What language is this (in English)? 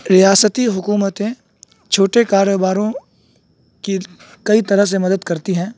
Urdu